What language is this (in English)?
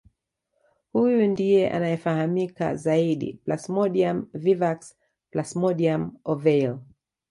Swahili